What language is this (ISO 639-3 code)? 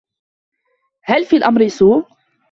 ara